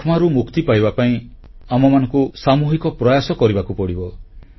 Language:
Odia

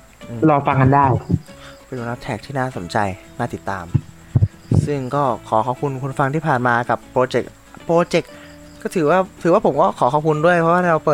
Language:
Thai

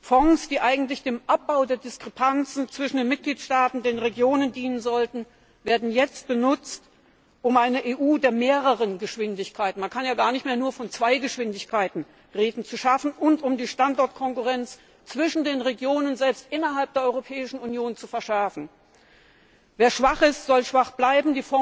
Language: German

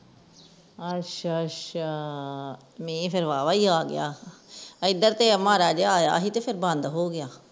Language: Punjabi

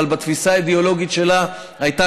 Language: Hebrew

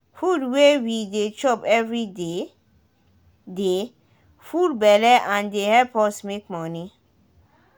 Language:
Nigerian Pidgin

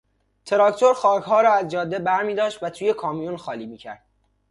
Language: Persian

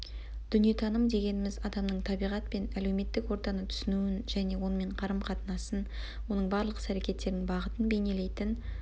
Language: Kazakh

